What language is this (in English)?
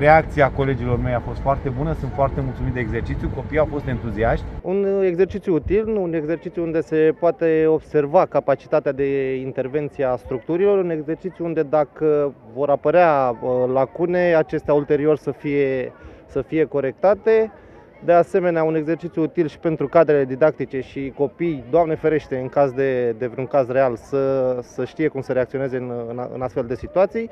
Romanian